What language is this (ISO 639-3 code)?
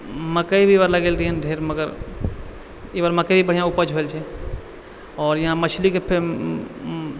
mai